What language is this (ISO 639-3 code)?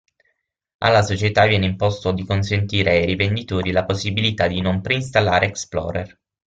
ita